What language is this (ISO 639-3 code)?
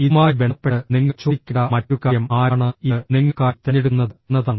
mal